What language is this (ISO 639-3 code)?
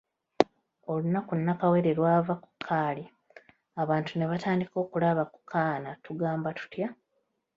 lug